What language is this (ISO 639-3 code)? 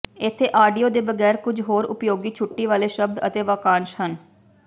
pan